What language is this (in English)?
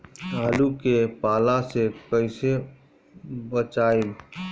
Bhojpuri